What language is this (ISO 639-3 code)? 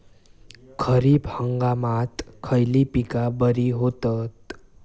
mar